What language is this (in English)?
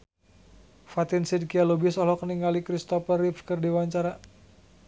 Sundanese